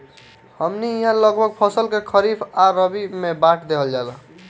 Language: Bhojpuri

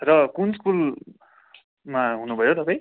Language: Nepali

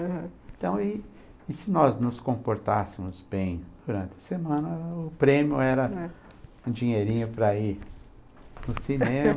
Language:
Portuguese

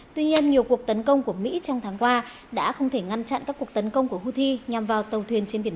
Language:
Vietnamese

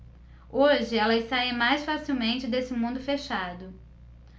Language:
Portuguese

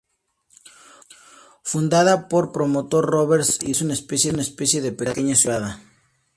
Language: Spanish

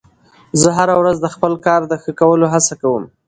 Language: Pashto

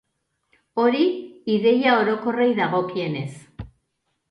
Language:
Basque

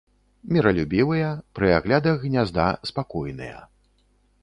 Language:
Belarusian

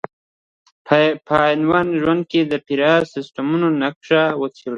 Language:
Pashto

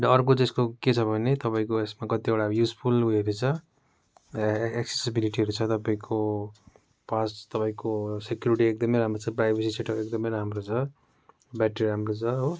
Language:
Nepali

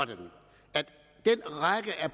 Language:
Danish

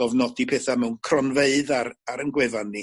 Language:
Welsh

